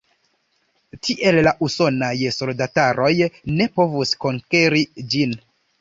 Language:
Esperanto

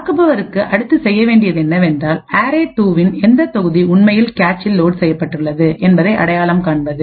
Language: Tamil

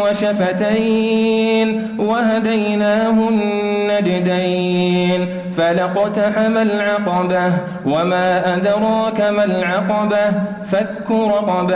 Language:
Arabic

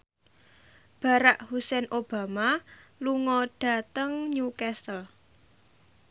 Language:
Javanese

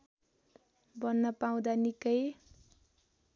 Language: Nepali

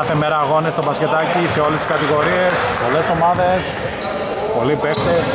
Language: Greek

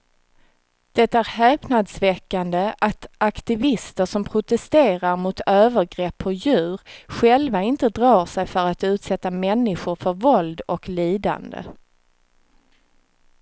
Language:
Swedish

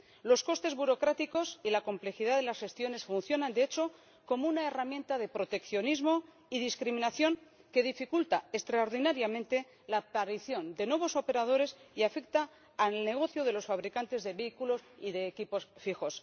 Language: Spanish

